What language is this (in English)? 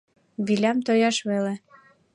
Mari